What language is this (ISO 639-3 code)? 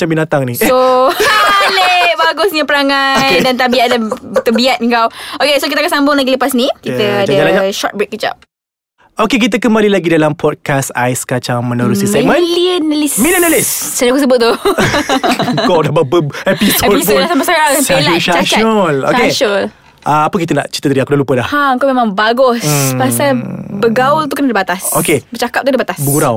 msa